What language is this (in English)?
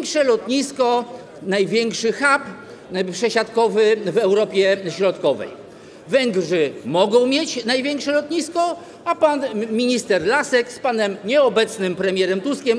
Polish